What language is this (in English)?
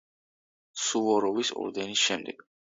Georgian